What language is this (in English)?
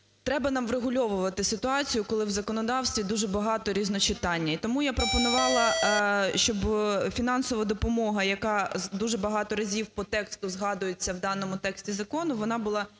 Ukrainian